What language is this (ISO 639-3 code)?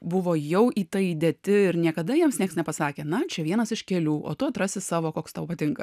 lit